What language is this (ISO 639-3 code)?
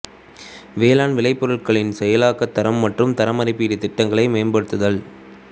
tam